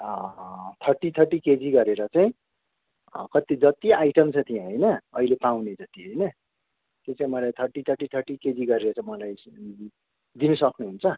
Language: Nepali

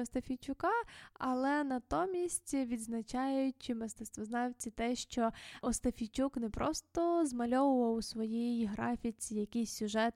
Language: Ukrainian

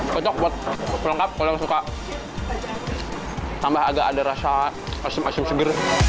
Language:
Indonesian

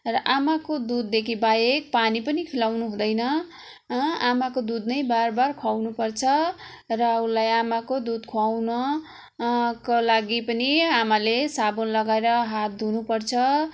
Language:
Nepali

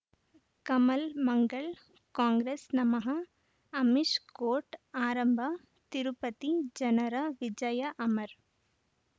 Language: Kannada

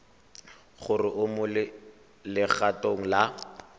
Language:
Tswana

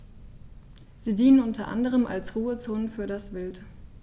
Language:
German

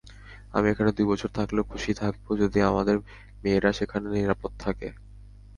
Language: Bangla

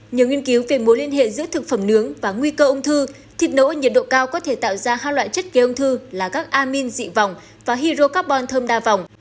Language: Vietnamese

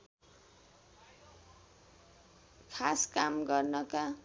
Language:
Nepali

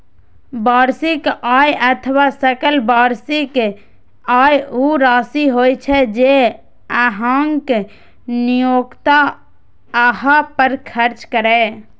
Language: Maithili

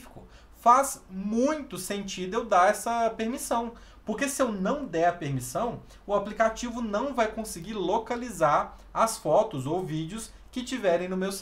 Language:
Portuguese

